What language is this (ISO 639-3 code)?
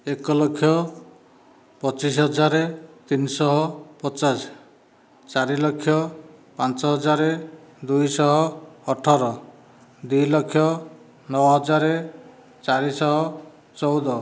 ori